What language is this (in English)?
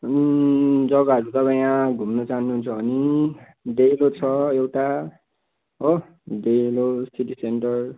Nepali